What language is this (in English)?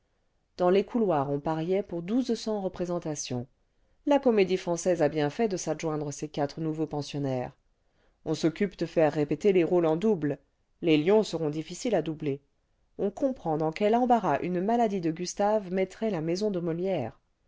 French